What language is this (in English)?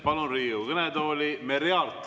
Estonian